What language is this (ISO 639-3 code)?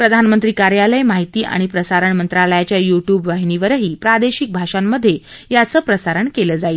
mar